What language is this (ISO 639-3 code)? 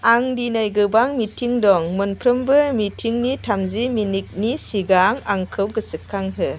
brx